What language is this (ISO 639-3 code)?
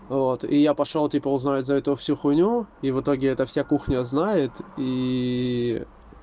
rus